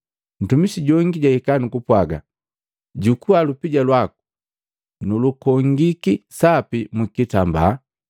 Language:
Matengo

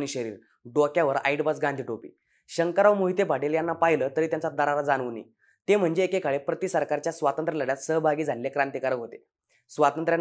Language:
Hindi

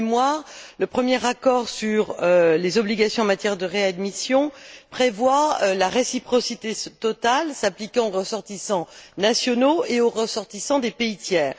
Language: French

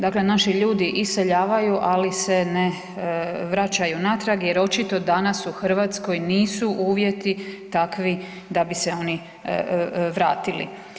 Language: Croatian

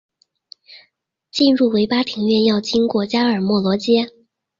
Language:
Chinese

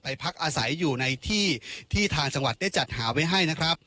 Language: Thai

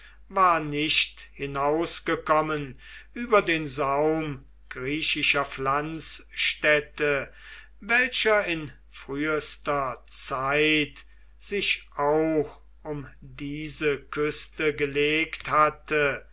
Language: German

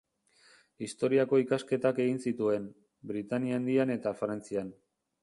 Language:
Basque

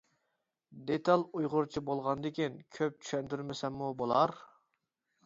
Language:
Uyghur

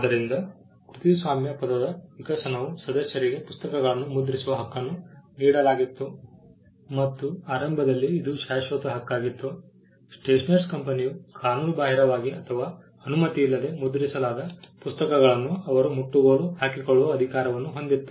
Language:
Kannada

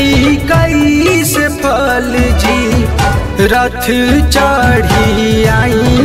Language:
Hindi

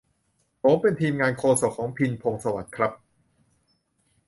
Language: Thai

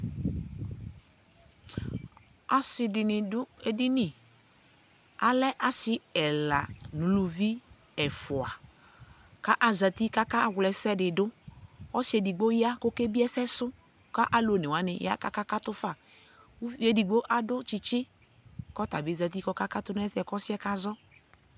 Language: Ikposo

